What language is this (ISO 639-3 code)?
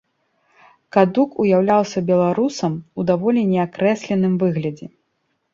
bel